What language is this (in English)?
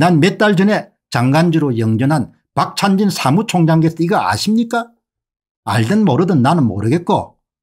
Korean